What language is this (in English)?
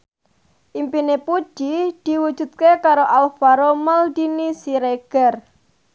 Javanese